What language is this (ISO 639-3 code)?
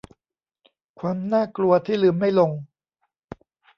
tha